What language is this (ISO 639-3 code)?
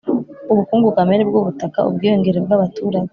kin